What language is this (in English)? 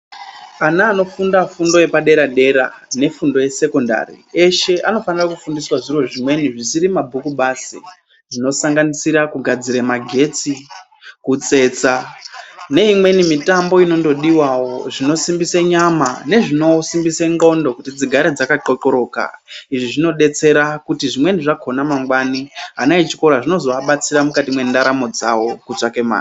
Ndau